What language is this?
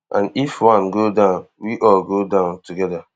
Nigerian Pidgin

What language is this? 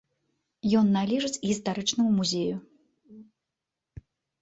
Belarusian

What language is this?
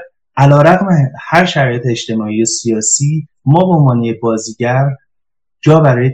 Persian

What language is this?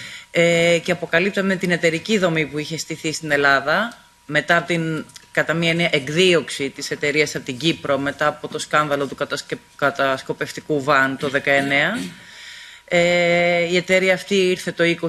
Greek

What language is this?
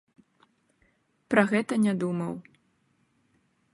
Belarusian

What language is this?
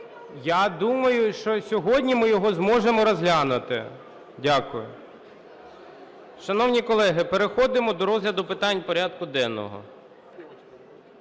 Ukrainian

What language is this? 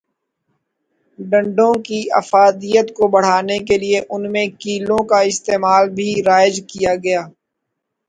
Urdu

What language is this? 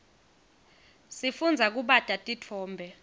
Swati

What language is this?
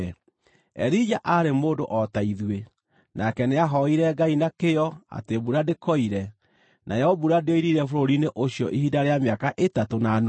Kikuyu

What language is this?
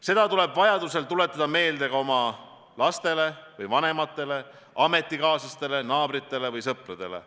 Estonian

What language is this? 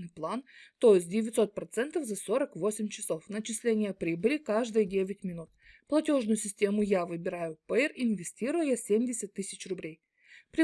Russian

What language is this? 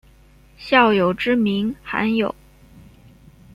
Chinese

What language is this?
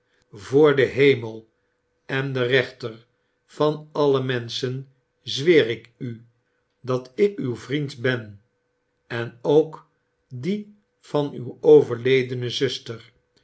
Dutch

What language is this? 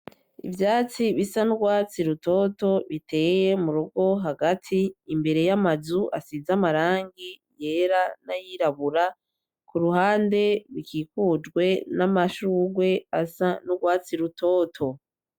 Rundi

